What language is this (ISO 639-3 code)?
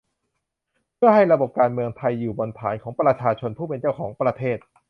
tha